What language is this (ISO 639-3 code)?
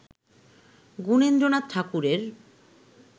ben